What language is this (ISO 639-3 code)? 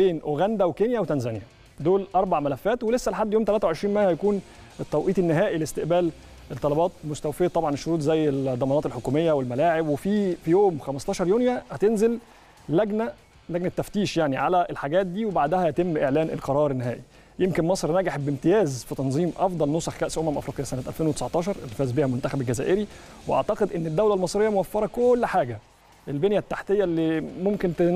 ara